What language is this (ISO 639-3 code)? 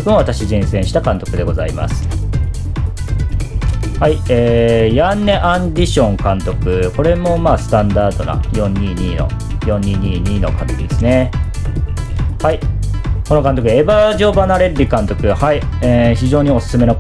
jpn